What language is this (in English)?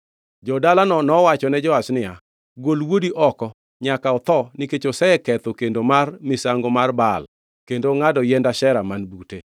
Luo (Kenya and Tanzania)